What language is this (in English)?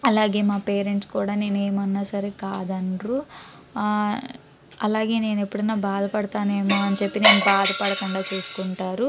Telugu